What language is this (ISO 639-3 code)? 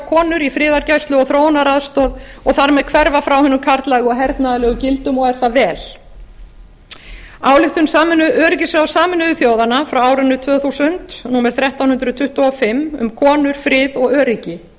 isl